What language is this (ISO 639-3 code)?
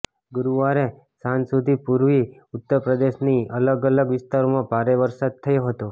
guj